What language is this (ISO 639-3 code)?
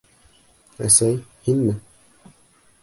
bak